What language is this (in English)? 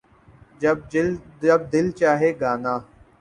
Urdu